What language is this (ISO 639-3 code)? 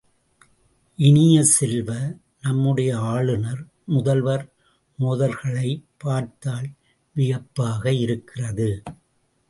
tam